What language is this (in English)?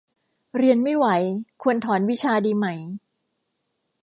Thai